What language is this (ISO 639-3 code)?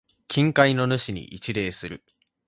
jpn